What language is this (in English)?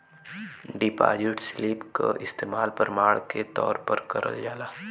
Bhojpuri